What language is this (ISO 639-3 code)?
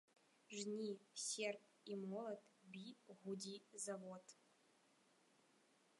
bel